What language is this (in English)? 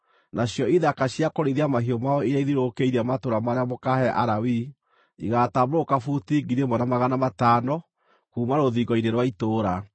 Kikuyu